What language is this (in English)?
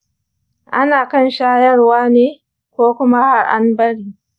Hausa